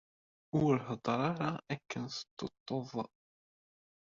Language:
Kabyle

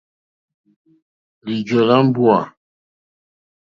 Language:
Mokpwe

